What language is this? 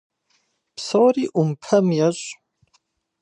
Kabardian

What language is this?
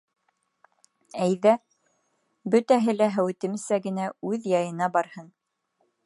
Bashkir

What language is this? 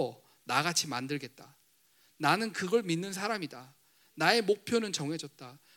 Korean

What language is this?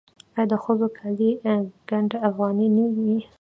Pashto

